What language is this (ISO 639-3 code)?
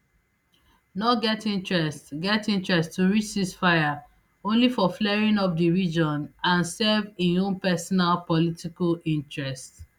pcm